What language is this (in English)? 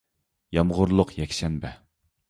Uyghur